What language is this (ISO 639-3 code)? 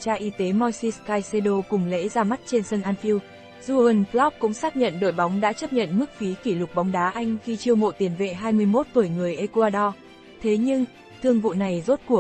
vie